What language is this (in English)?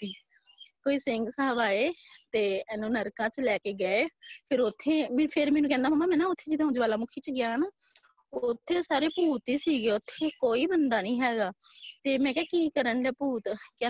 Punjabi